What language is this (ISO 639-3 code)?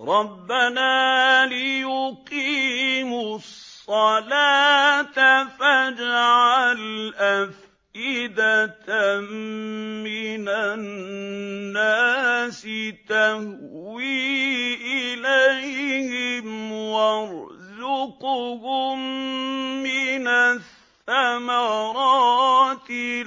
ara